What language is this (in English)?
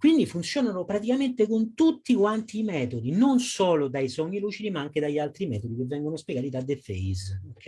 Italian